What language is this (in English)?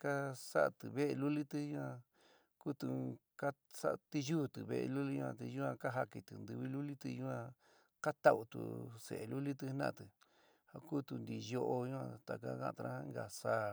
San Miguel El Grande Mixtec